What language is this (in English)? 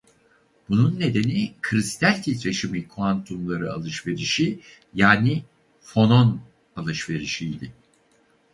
Turkish